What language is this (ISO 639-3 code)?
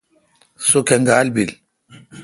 xka